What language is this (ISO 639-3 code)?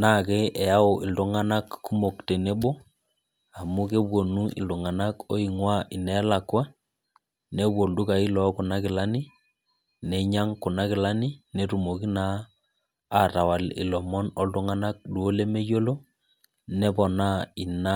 mas